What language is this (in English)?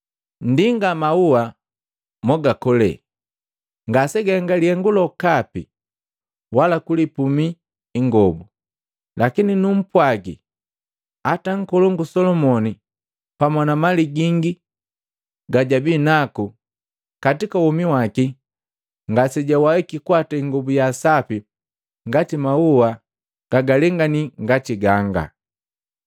Matengo